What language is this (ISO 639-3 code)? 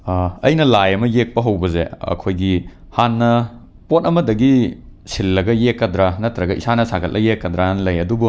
mni